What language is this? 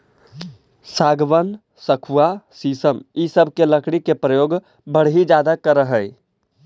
Magahi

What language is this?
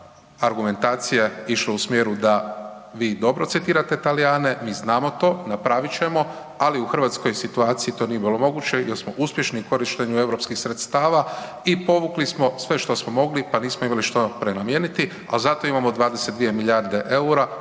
Croatian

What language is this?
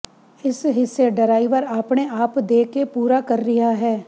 Punjabi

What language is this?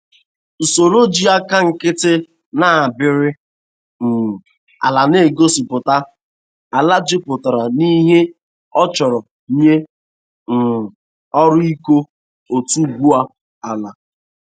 Igbo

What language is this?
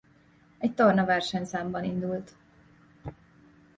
Hungarian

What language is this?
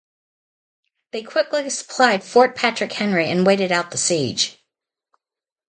English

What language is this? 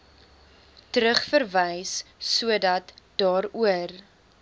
Afrikaans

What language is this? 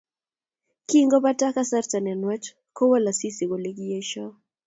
Kalenjin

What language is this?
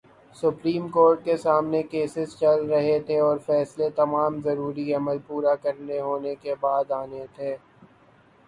Urdu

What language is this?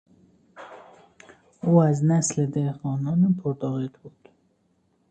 Persian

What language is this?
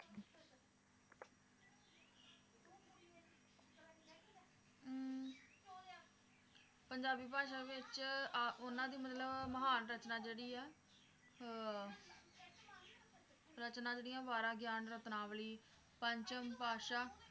Punjabi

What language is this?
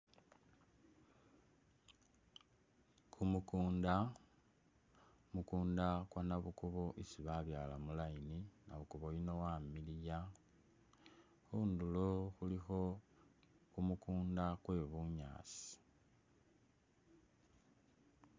Masaaba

